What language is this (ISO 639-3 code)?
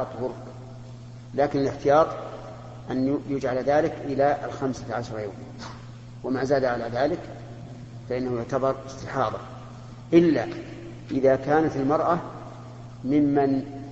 ara